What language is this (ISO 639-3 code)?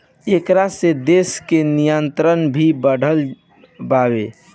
bho